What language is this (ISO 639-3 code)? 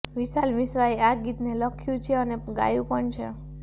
guj